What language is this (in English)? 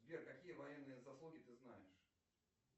Russian